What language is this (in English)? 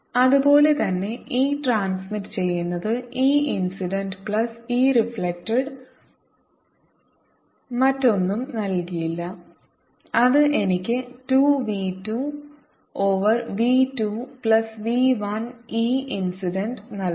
Malayalam